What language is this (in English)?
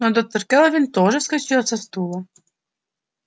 Russian